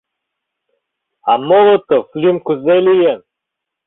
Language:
Mari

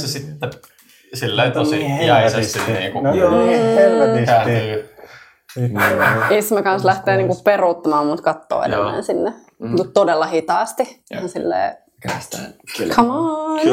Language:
Finnish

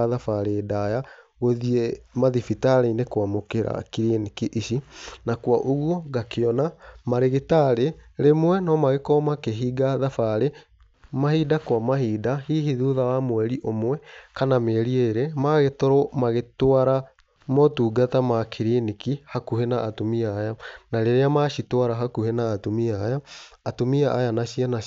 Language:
Kikuyu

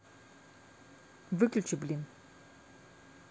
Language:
Russian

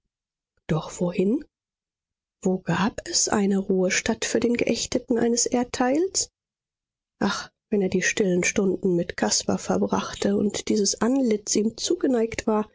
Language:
German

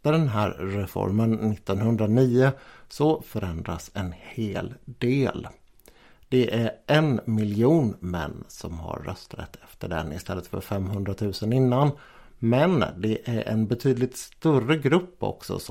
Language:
Swedish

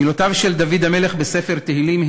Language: Hebrew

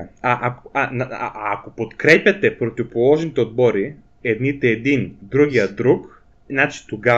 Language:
Bulgarian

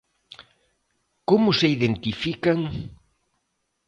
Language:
Galician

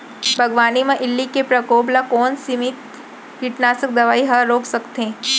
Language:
Chhattisgarhi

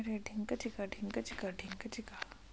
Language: Chhattisgarhi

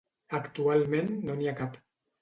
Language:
Catalan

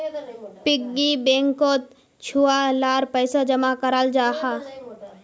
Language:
Magahi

